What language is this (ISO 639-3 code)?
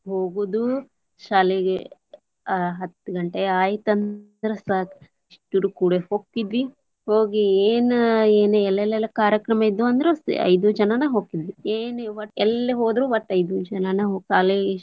kan